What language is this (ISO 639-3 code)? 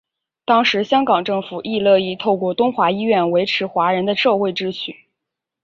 zho